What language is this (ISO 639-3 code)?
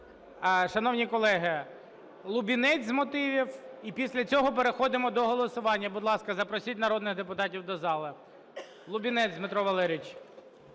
ukr